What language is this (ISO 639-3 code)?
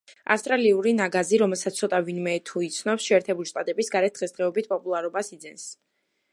kat